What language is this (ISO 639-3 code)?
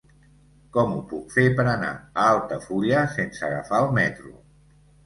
cat